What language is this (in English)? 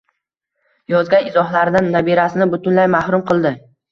Uzbek